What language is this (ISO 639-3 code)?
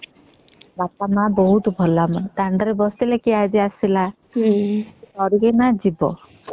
ori